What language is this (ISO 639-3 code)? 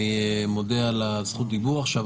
heb